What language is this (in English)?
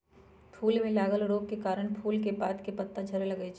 Magahi